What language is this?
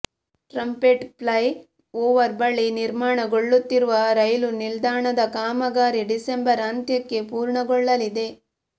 Kannada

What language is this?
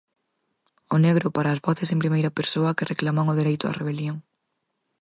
Galician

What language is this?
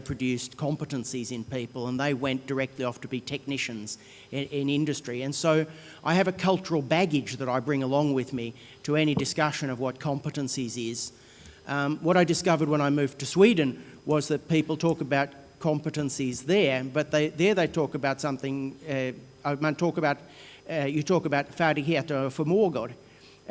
English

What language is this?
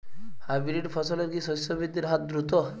Bangla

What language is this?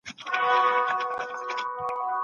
Pashto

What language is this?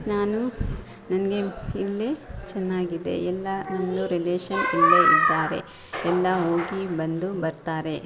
Kannada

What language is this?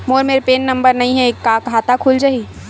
Chhattisgarhi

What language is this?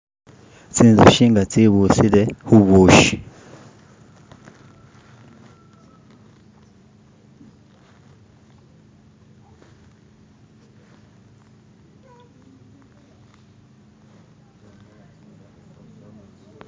Masaaba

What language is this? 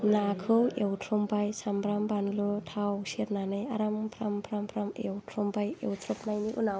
Bodo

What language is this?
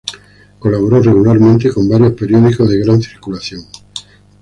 Spanish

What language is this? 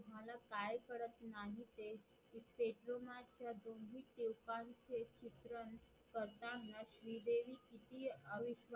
Marathi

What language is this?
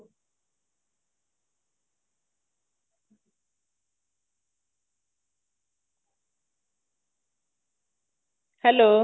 Punjabi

